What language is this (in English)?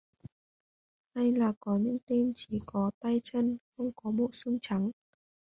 Vietnamese